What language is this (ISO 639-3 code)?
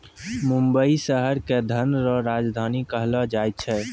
mai